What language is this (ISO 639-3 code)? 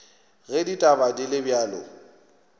nso